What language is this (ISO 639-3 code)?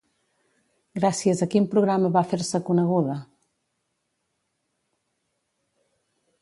cat